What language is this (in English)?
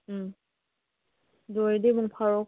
Manipuri